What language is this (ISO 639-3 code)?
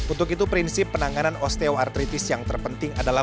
ind